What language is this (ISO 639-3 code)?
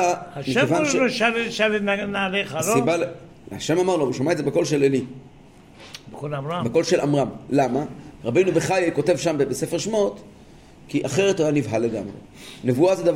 heb